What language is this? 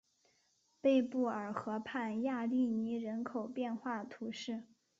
Chinese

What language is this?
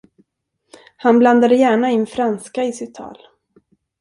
Swedish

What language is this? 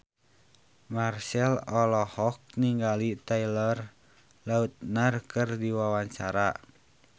Sundanese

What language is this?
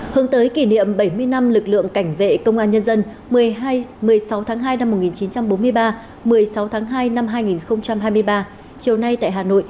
Vietnamese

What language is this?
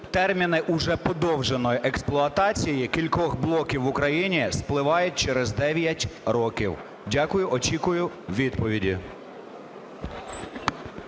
Ukrainian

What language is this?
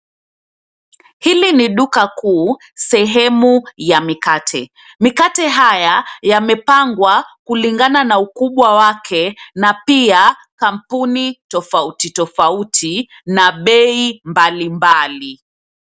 Swahili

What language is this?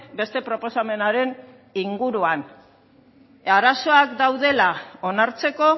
Basque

